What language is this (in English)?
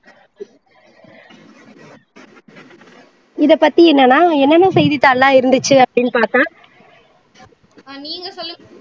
Tamil